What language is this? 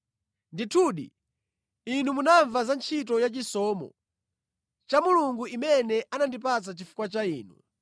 Nyanja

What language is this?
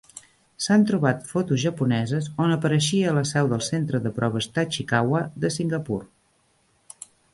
Catalan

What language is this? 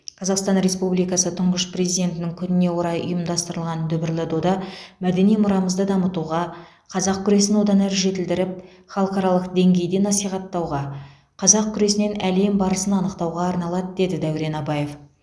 Kazakh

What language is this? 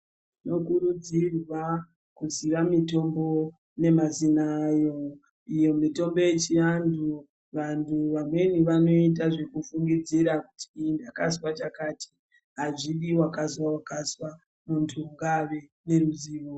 Ndau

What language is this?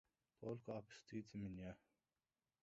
Russian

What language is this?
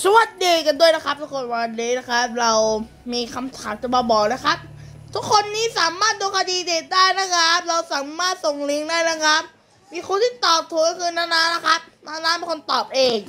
Thai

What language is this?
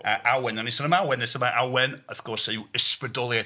Welsh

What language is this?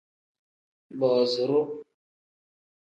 Tem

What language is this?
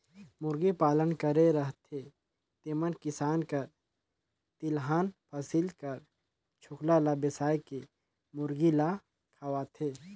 Chhattisgarhi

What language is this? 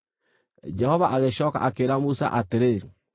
Kikuyu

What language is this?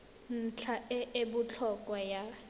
Tswana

